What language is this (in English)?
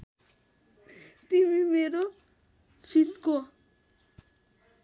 Nepali